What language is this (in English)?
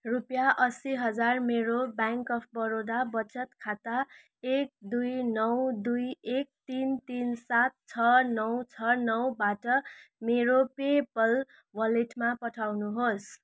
Nepali